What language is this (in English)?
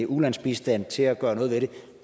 Danish